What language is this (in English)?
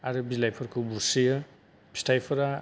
Bodo